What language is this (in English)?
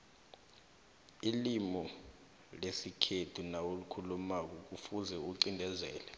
South Ndebele